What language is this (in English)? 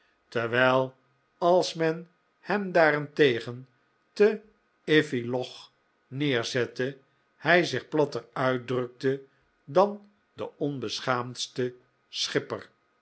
Dutch